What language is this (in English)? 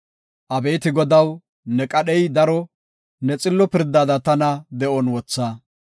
Gofa